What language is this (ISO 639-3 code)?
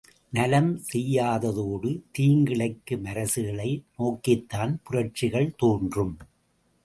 tam